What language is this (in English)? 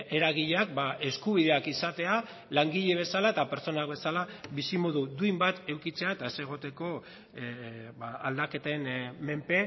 Basque